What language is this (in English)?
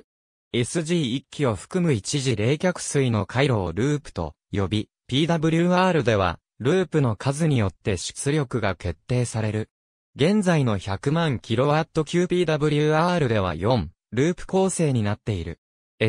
Japanese